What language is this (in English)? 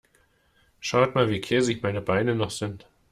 German